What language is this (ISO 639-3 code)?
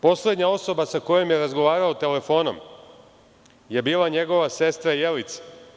srp